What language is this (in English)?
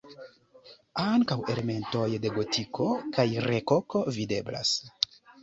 Esperanto